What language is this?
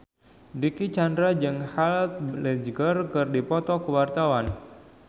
Sundanese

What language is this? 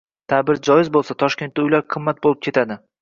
Uzbek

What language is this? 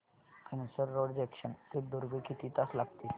Marathi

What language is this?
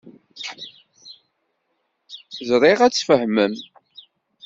Kabyle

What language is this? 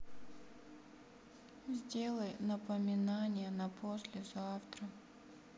Russian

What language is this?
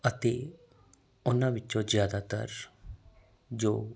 Punjabi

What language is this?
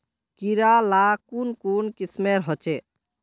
Magahi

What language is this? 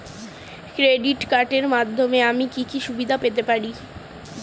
Bangla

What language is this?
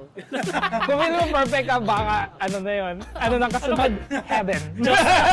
Filipino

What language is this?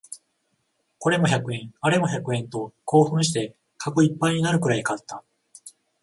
Japanese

